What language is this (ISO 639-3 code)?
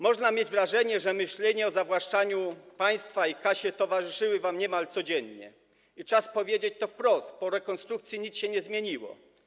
pol